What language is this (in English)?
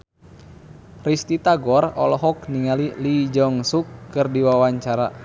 Sundanese